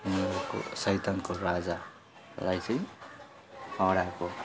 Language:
Nepali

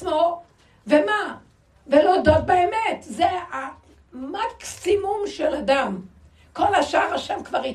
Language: Hebrew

